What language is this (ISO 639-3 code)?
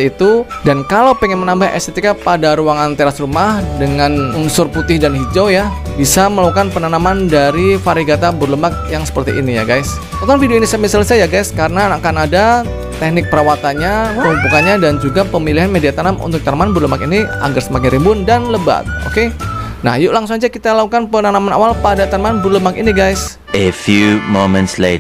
ind